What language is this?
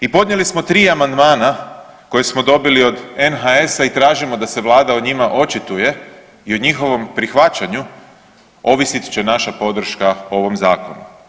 Croatian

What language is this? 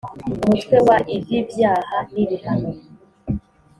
Kinyarwanda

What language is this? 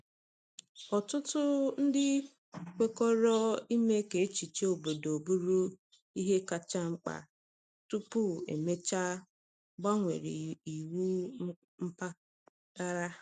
Igbo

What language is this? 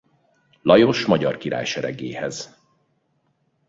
Hungarian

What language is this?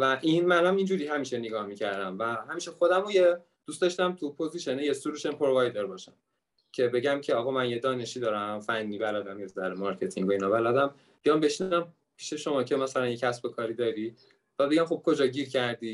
Persian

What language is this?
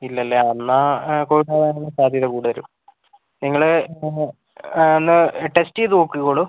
Malayalam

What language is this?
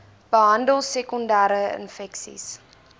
Afrikaans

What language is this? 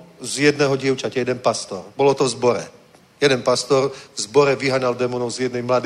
Czech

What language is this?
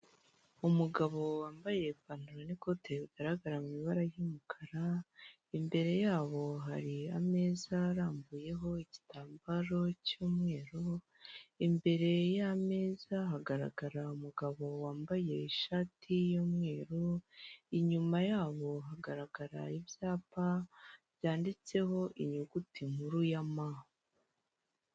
Kinyarwanda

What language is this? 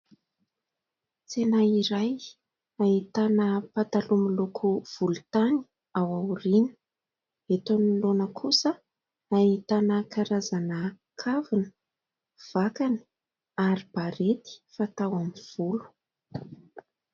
Malagasy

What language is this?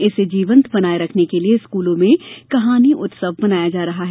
Hindi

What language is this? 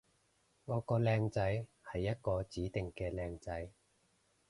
Cantonese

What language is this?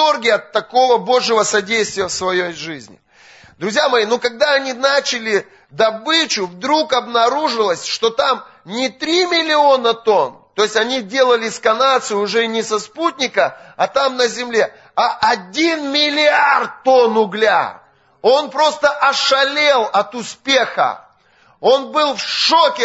Russian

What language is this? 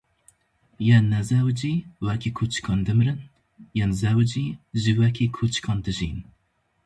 Kurdish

